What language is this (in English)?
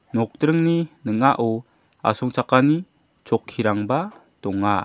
Garo